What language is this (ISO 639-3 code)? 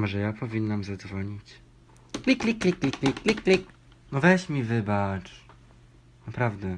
pol